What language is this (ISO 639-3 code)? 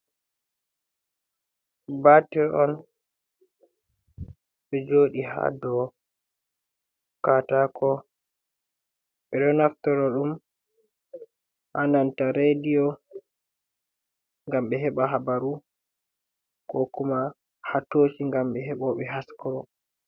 ful